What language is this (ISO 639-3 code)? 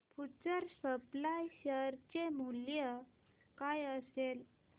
mar